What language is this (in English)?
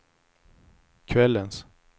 Swedish